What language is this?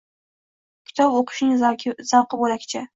Uzbek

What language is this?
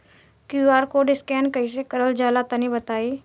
Bhojpuri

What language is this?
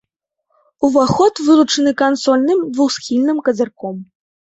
Belarusian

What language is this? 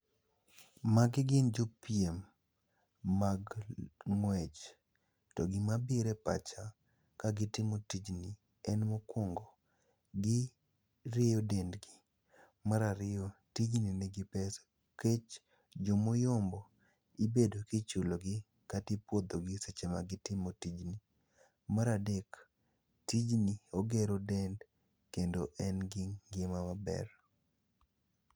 Luo (Kenya and Tanzania)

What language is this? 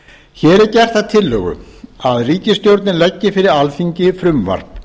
Icelandic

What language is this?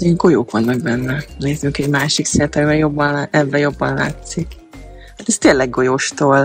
Hungarian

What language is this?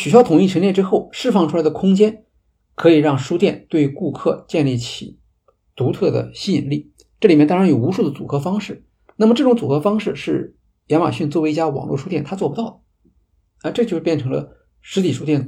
Chinese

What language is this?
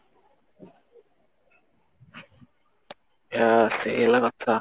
Odia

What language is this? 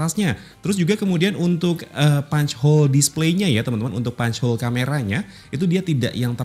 Indonesian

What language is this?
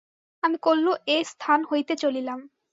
Bangla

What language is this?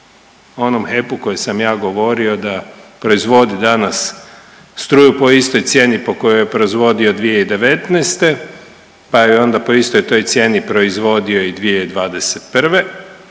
Croatian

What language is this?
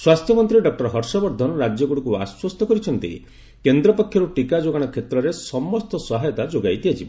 Odia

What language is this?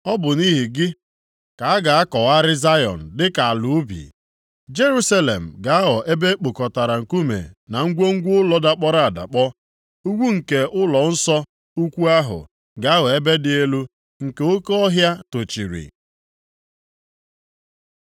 Igbo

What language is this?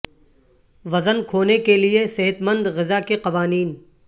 Urdu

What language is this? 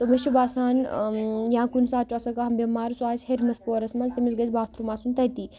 Kashmiri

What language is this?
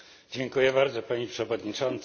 Polish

